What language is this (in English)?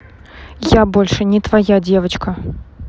Russian